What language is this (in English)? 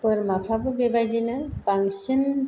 Bodo